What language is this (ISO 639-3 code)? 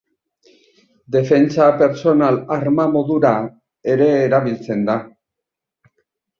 eus